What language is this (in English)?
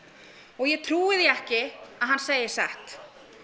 Icelandic